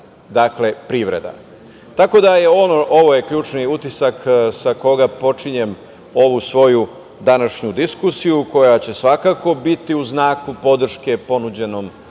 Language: Serbian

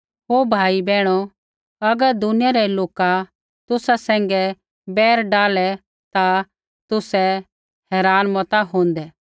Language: Kullu Pahari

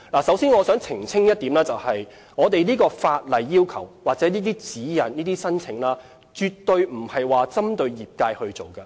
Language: Cantonese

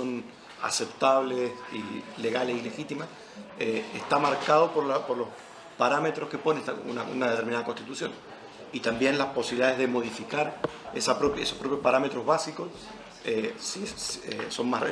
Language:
Spanish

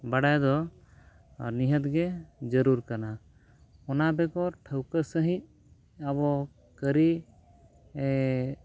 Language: Santali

